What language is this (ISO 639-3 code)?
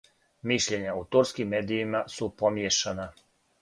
srp